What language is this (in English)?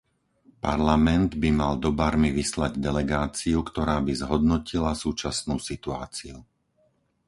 Slovak